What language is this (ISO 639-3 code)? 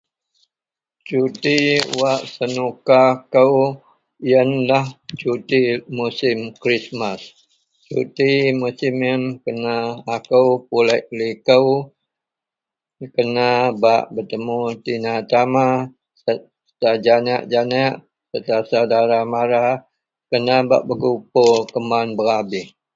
mel